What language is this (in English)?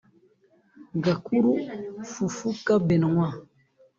Kinyarwanda